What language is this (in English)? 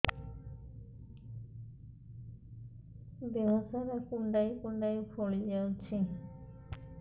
Odia